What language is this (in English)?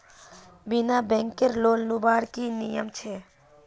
Magahi